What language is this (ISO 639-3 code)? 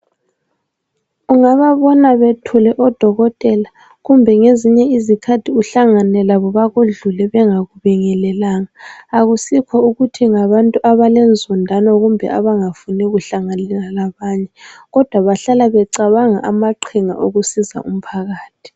nde